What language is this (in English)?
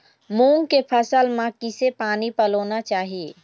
Chhattisgarhi